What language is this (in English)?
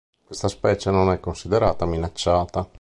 Italian